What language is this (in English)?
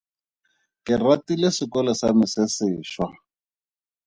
Tswana